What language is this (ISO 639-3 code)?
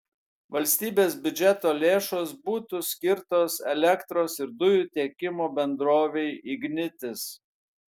lit